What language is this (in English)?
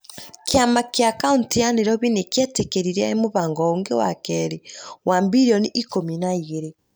Kikuyu